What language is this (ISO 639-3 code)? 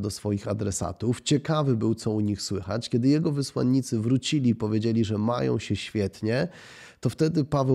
pol